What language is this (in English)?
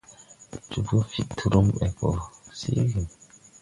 Tupuri